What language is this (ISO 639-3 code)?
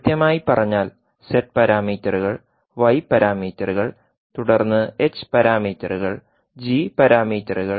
mal